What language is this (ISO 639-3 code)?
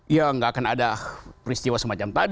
ind